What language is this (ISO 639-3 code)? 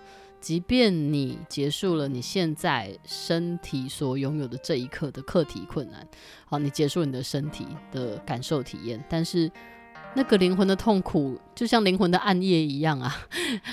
zho